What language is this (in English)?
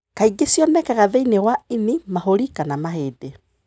Kikuyu